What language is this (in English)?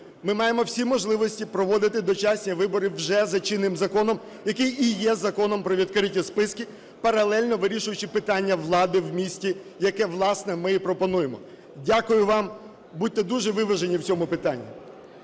Ukrainian